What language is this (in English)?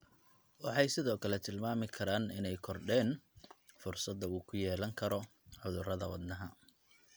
Somali